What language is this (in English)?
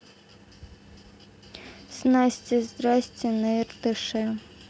Russian